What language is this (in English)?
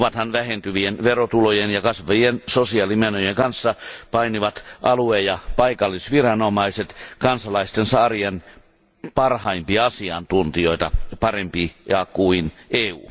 Finnish